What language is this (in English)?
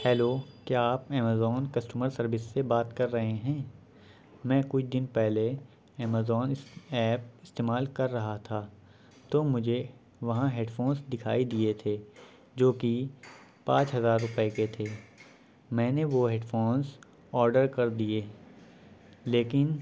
Urdu